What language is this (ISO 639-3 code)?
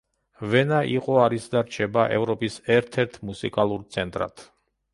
kat